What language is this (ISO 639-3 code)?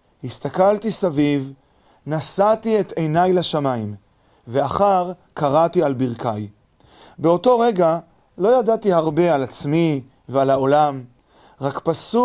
heb